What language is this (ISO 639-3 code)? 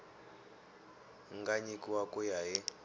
tso